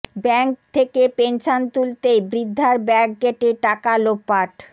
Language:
Bangla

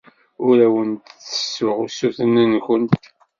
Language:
Kabyle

